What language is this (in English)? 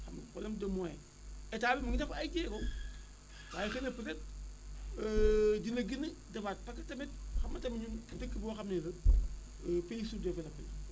Wolof